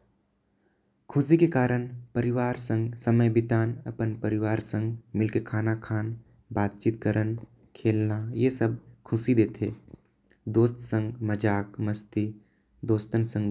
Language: Korwa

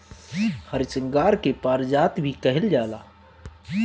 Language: Bhojpuri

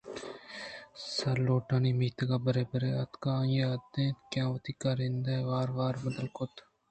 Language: Eastern Balochi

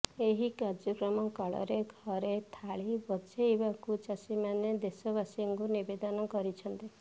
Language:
Odia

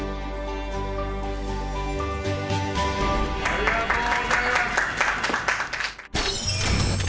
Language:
Japanese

